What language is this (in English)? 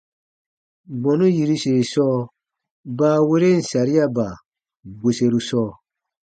Baatonum